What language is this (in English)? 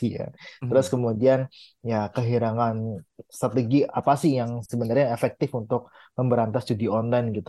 Indonesian